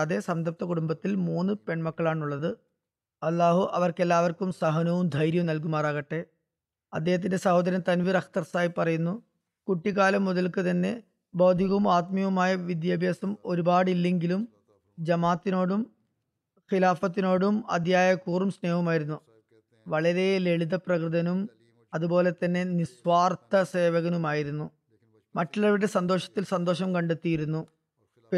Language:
Malayalam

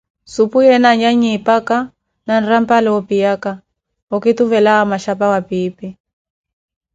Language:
Koti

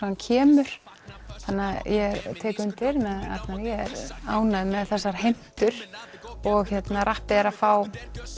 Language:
Icelandic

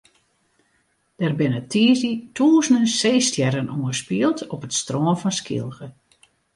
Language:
Western Frisian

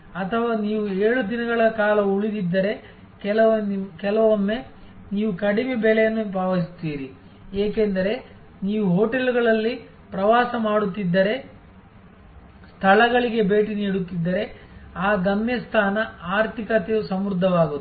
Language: Kannada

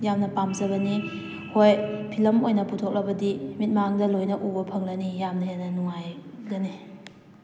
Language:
Manipuri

